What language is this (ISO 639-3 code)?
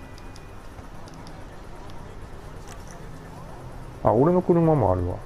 jpn